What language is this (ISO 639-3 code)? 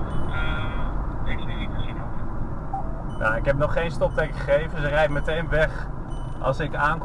nld